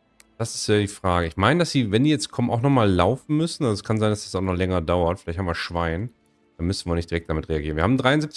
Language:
German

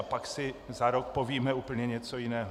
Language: Czech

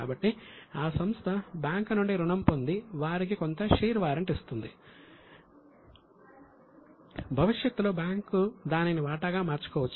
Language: Telugu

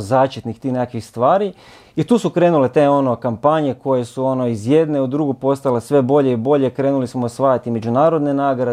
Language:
Croatian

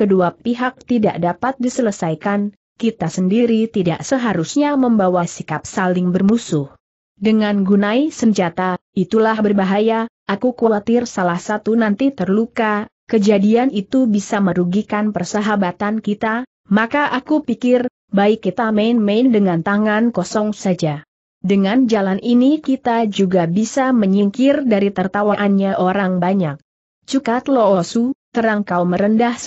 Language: Indonesian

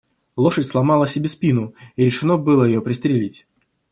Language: Russian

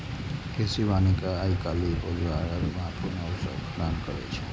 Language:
Maithili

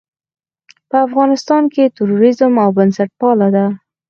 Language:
Pashto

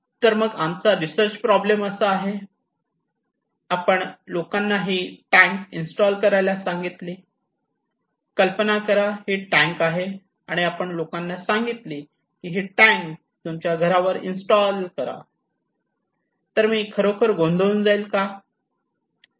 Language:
Marathi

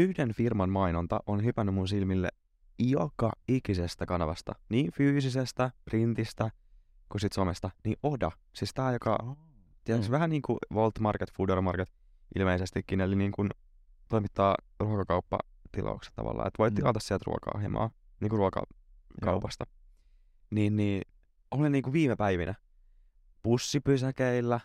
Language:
Finnish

